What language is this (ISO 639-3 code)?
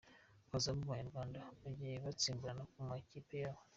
kin